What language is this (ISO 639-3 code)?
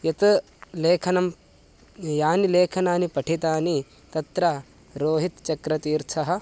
san